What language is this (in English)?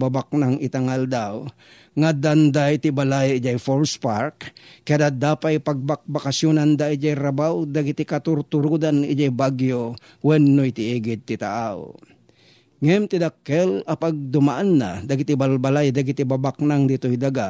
Filipino